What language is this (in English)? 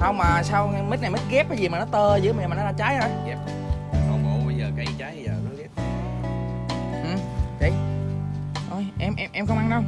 Vietnamese